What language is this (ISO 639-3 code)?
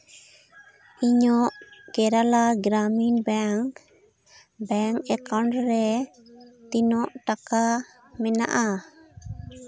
sat